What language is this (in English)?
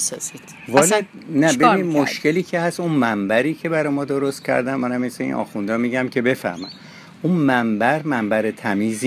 Persian